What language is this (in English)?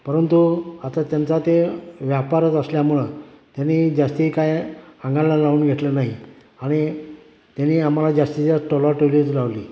Marathi